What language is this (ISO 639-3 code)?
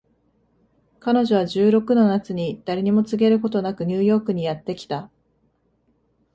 jpn